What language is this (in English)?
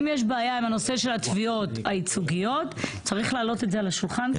Hebrew